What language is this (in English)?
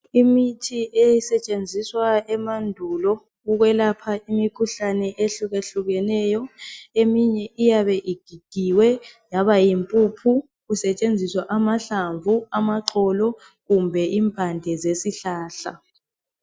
North Ndebele